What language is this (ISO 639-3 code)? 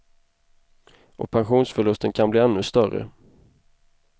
swe